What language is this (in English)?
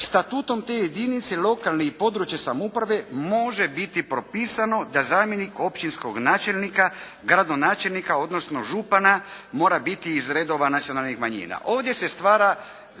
Croatian